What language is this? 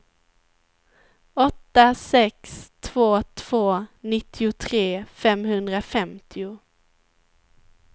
Swedish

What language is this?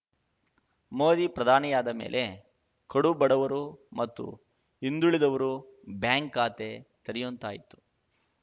Kannada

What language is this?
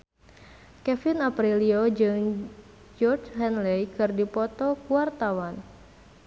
Sundanese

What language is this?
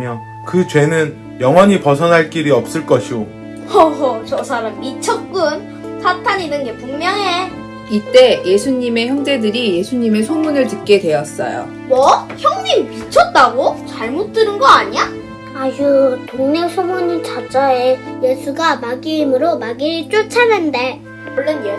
Korean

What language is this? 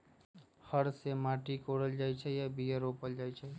Magahi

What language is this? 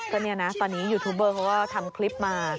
Thai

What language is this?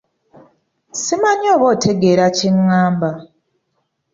Ganda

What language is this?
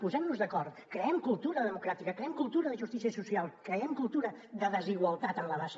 Catalan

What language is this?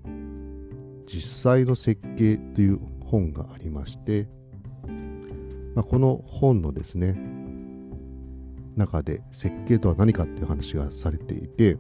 Japanese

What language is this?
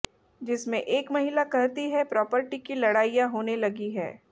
Hindi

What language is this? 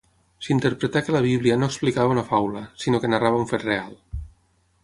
Catalan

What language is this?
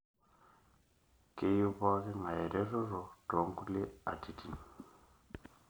Masai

